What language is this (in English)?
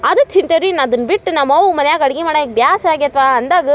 Kannada